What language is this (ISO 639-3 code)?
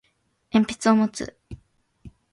jpn